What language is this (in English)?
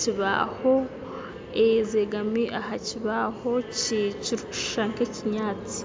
Nyankole